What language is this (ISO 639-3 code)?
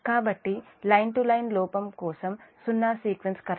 tel